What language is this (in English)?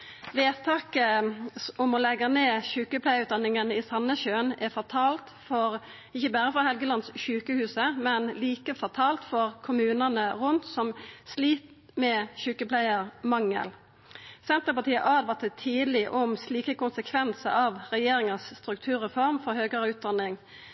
Norwegian Nynorsk